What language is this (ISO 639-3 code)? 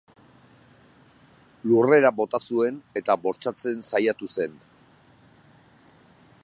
eus